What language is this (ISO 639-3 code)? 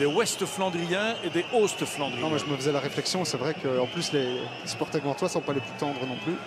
fra